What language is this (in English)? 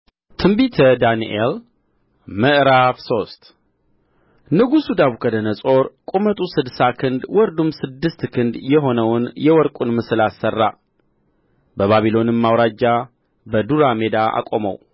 Amharic